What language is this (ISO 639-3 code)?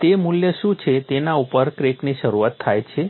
guj